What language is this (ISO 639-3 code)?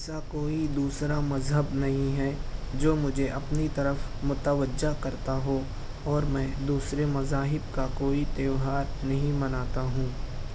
urd